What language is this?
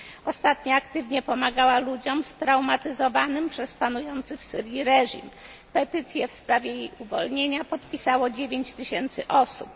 Polish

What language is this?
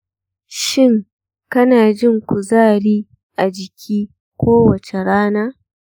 Hausa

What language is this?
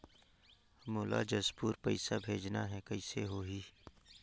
Chhattisgarhi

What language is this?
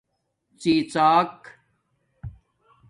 Domaaki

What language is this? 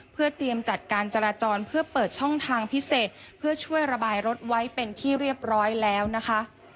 Thai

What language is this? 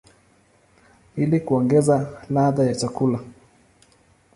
Swahili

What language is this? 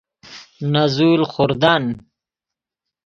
Persian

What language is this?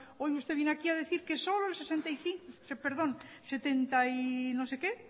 Spanish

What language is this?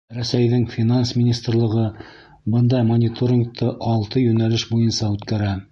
Bashkir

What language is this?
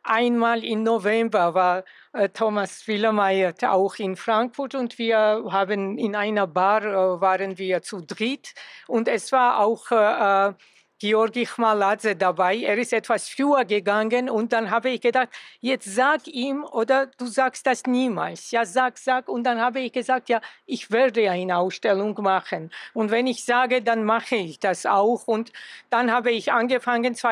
German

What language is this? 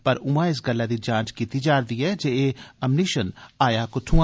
Dogri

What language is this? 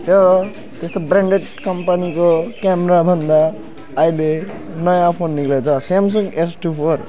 Nepali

